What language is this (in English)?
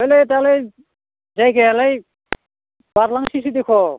Bodo